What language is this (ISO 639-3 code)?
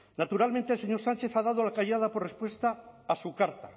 spa